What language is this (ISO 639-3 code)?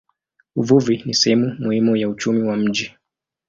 swa